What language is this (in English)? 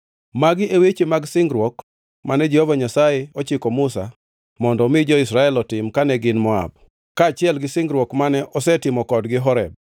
Luo (Kenya and Tanzania)